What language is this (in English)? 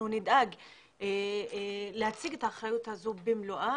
Hebrew